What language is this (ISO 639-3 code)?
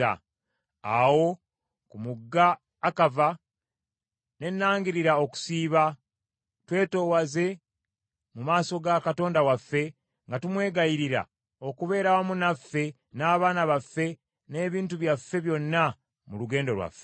lug